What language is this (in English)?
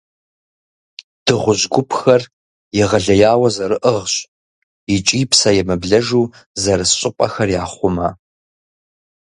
Kabardian